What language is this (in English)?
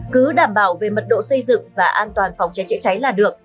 Vietnamese